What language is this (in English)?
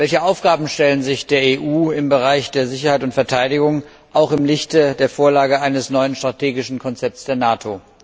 German